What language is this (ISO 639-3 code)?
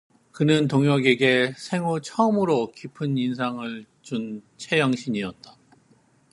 kor